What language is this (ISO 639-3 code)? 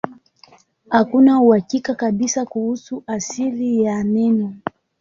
swa